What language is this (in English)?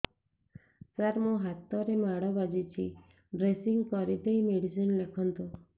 Odia